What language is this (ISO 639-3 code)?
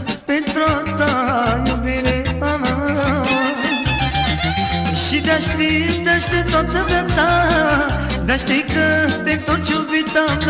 ron